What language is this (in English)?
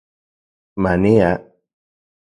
Central Puebla Nahuatl